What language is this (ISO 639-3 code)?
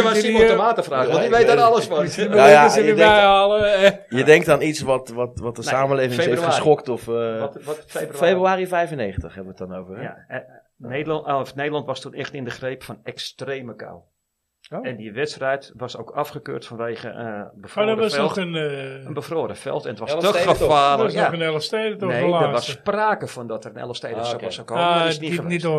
nld